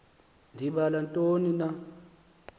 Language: Xhosa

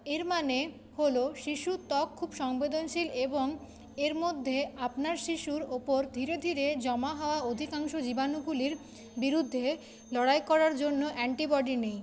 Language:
Bangla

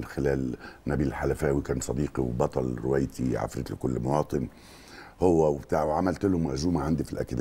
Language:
Arabic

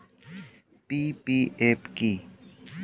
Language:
Bangla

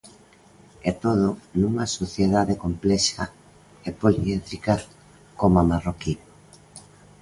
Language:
Galician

